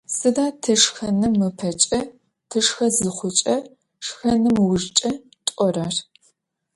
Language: Adyghe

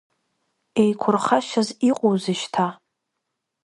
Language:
Abkhazian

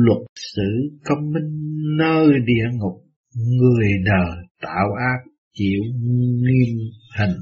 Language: Vietnamese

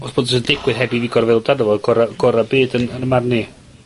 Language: Welsh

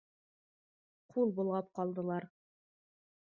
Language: Bashkir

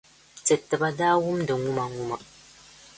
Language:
Dagbani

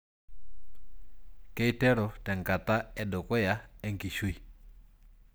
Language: Masai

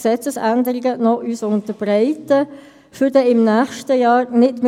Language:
Swiss German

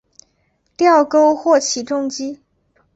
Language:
Chinese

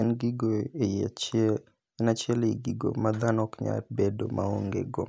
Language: Luo (Kenya and Tanzania)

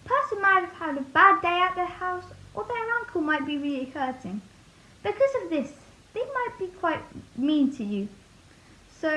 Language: English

